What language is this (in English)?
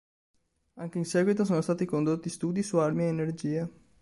Italian